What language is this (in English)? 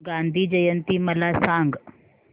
Marathi